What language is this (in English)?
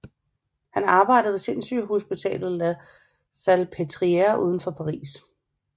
Danish